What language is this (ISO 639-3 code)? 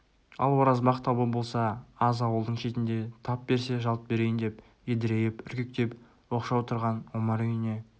kaz